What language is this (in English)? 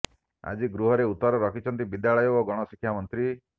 Odia